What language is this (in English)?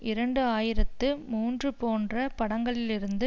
Tamil